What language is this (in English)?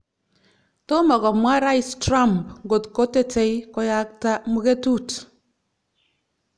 Kalenjin